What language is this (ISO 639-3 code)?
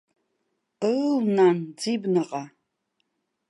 abk